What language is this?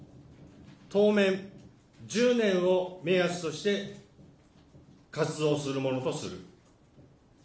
Japanese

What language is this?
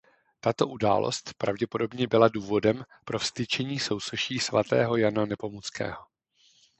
Czech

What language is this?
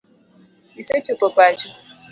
Luo (Kenya and Tanzania)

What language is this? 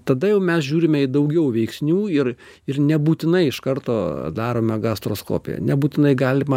Lithuanian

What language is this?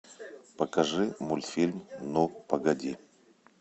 Russian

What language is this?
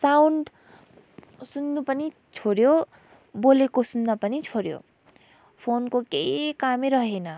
Nepali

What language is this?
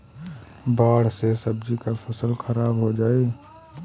Bhojpuri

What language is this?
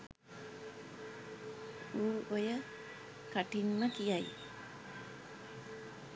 Sinhala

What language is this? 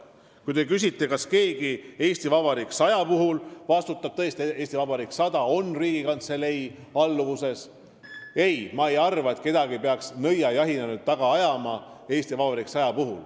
Estonian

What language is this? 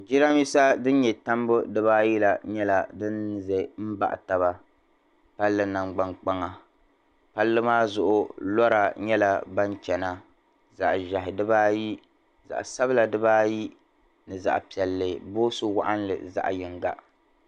Dagbani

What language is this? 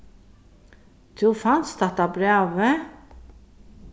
Faroese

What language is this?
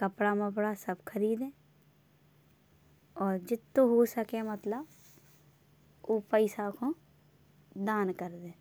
Bundeli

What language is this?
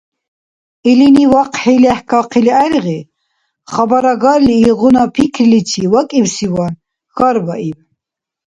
Dargwa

